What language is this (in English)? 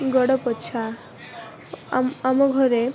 Odia